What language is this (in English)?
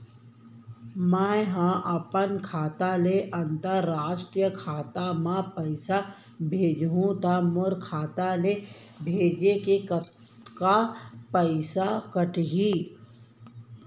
Chhattisgarhi